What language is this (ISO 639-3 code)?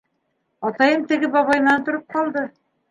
bak